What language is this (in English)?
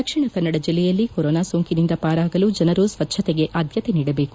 Kannada